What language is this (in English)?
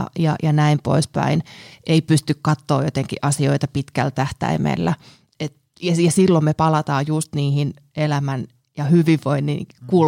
Finnish